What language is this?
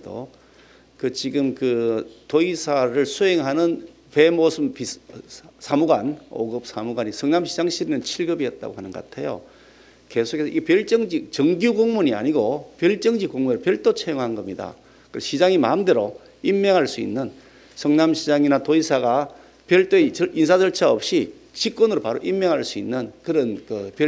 Korean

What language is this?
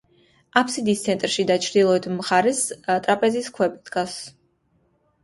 Georgian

